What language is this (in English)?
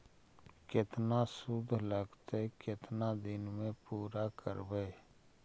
Magahi